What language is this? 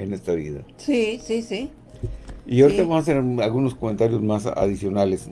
Spanish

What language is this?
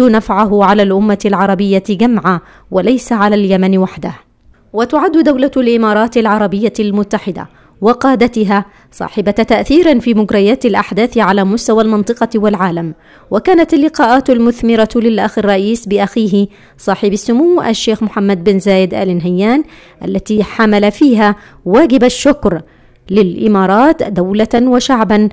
Arabic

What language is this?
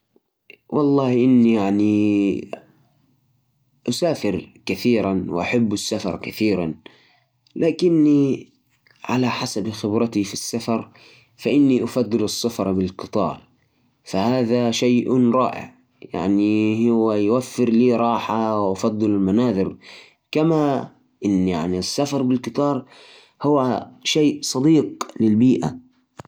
Najdi Arabic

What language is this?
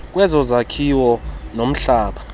Xhosa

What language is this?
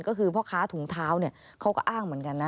Thai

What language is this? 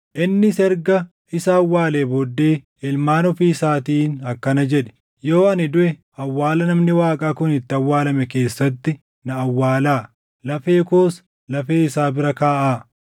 Oromo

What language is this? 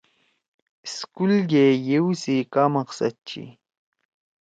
Torwali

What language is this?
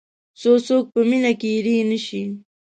Pashto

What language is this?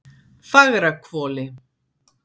Icelandic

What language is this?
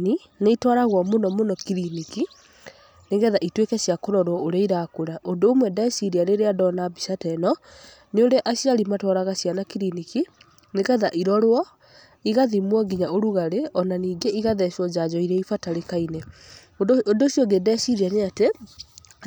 Kikuyu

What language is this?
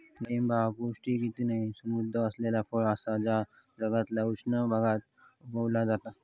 Marathi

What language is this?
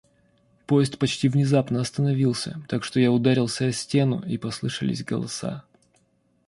Russian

